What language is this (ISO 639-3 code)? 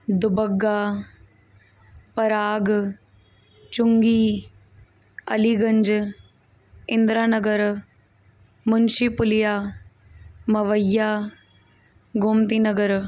snd